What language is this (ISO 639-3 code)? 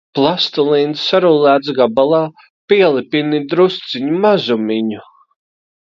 lav